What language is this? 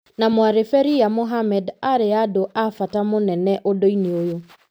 Kikuyu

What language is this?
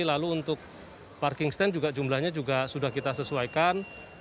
Indonesian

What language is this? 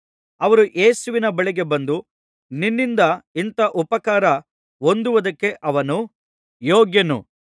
Kannada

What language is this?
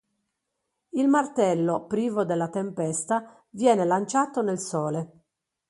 Italian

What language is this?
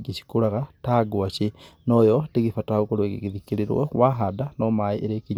Kikuyu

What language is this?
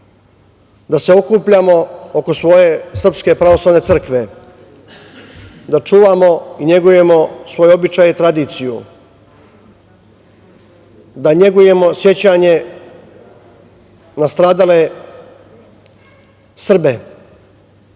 Serbian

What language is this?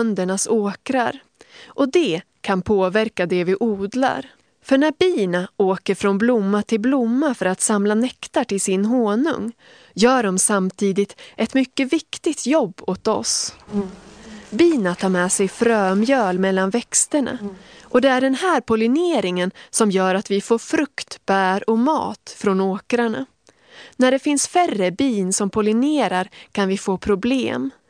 Swedish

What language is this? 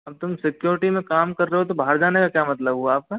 Hindi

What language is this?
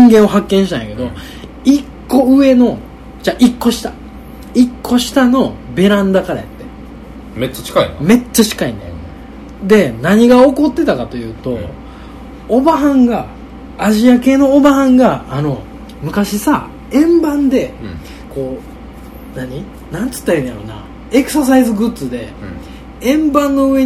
Japanese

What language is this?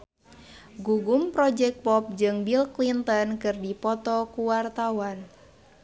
Sundanese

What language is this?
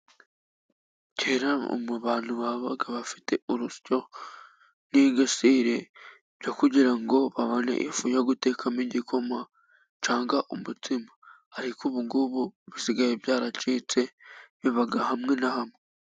Kinyarwanda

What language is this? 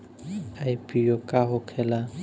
Bhojpuri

